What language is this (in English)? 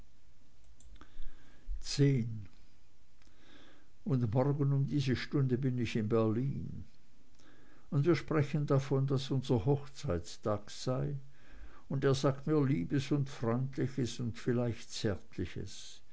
German